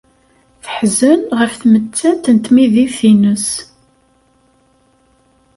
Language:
Kabyle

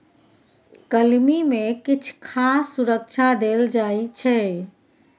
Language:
Maithili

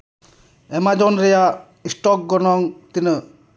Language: Santali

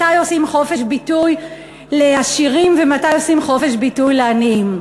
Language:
Hebrew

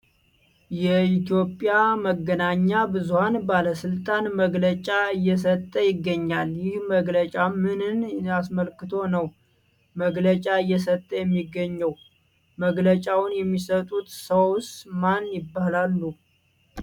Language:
Amharic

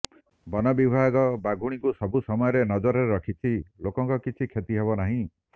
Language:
Odia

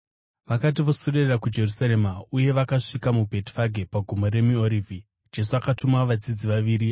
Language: Shona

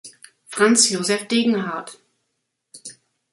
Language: German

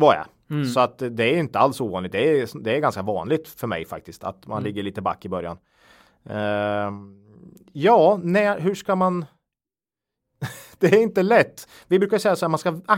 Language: Swedish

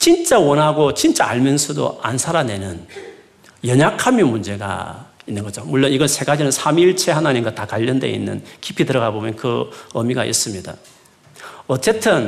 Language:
Korean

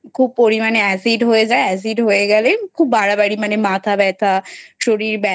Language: Bangla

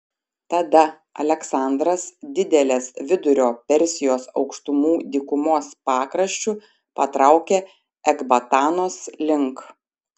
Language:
Lithuanian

